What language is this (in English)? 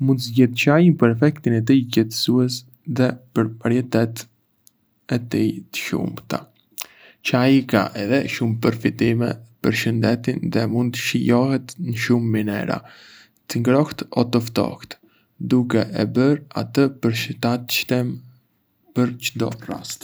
Arbëreshë Albanian